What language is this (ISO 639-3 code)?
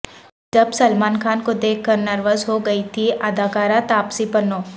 urd